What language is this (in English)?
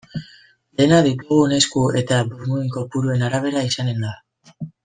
Basque